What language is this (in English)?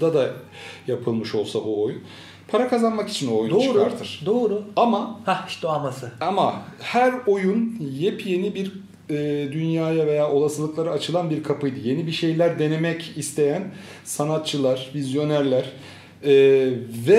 Turkish